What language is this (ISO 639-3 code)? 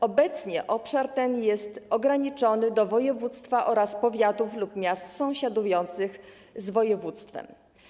pol